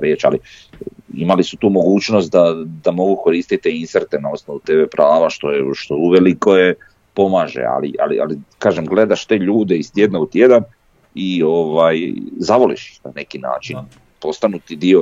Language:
Croatian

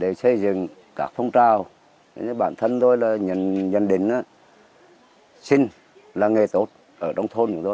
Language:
Vietnamese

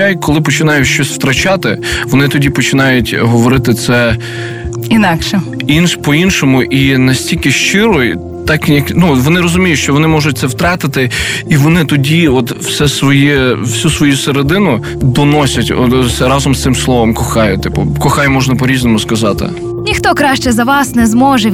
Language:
Ukrainian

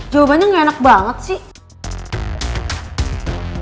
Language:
Indonesian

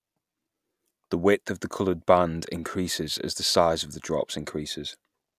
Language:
English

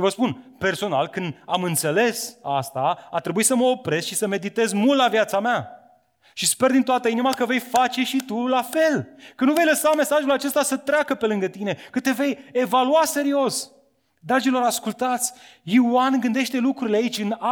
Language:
Romanian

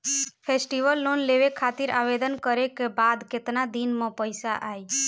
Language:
Bhojpuri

